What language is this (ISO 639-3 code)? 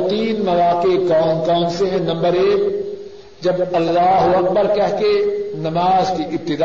urd